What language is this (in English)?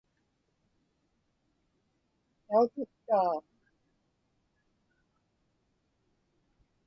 Inupiaq